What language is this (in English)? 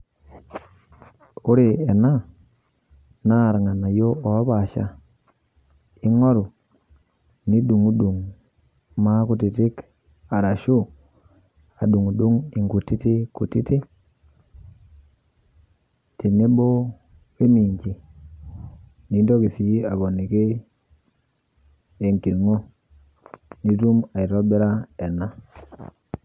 Masai